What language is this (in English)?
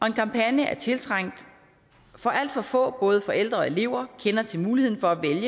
Danish